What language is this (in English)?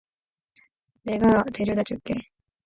Korean